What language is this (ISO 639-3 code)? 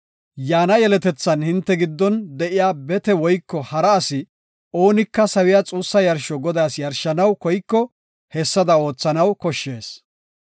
gof